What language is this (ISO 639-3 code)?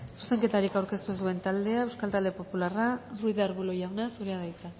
eus